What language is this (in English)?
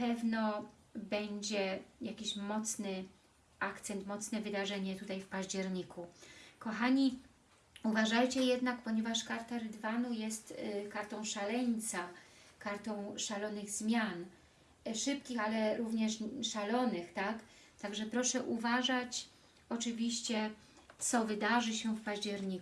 Polish